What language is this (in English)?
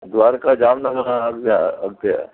Sindhi